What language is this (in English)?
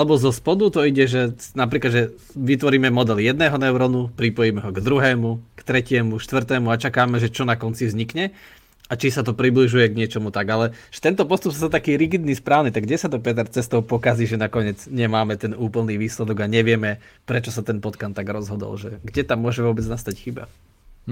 Slovak